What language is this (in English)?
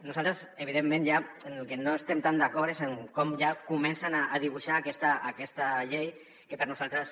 Catalan